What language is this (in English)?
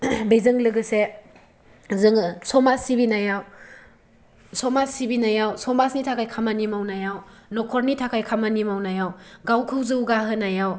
Bodo